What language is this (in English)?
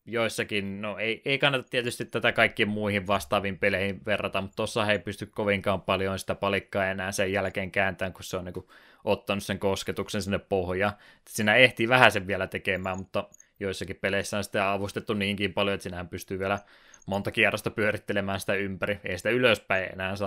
Finnish